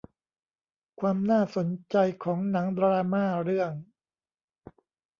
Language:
Thai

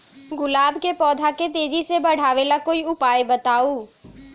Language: Magahi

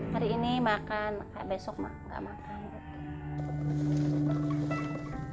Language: Indonesian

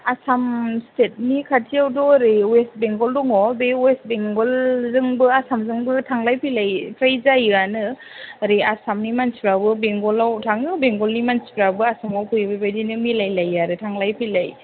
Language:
Bodo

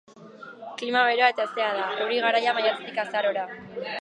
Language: Basque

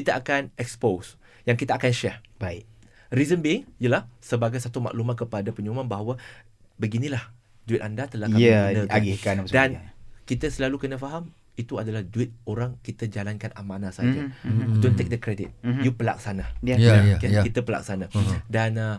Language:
Malay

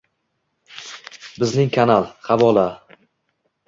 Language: Uzbek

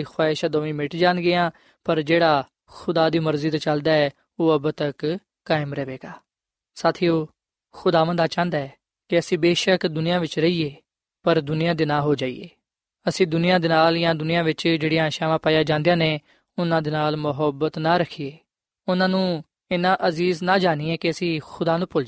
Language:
Punjabi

